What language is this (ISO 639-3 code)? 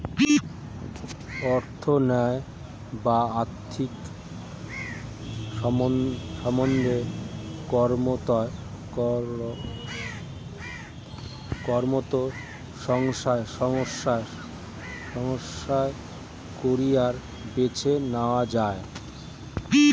ben